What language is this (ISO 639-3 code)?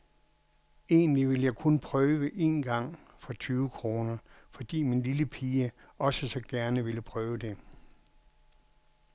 dan